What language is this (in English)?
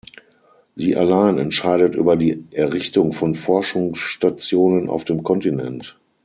German